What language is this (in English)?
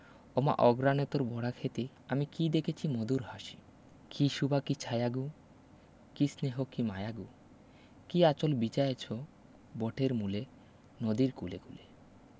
Bangla